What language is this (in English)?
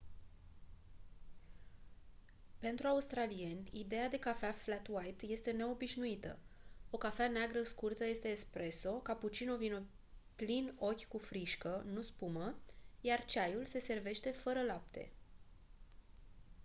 Romanian